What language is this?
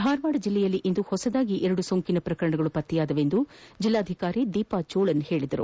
Kannada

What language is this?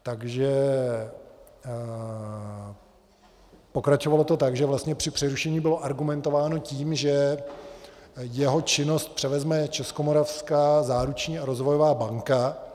Czech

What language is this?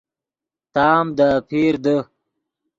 Yidgha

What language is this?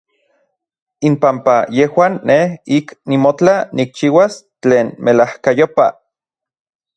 Orizaba Nahuatl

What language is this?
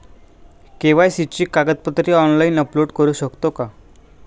Marathi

